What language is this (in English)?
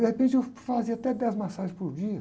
Portuguese